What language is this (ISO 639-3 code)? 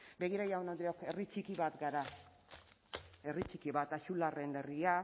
eus